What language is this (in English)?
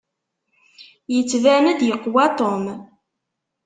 Kabyle